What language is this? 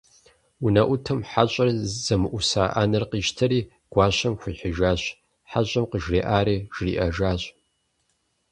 Kabardian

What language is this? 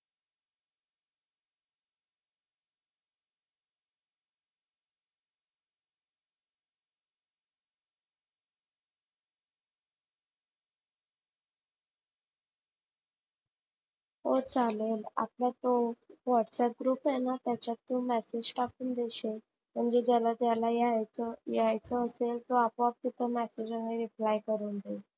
Marathi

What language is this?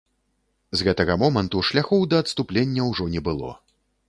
Belarusian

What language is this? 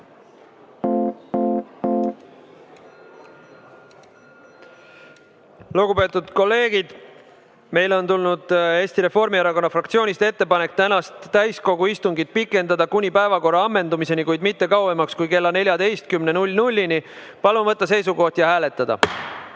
Estonian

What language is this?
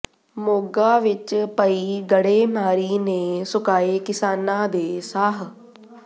Punjabi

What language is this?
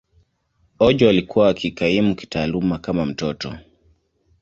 Swahili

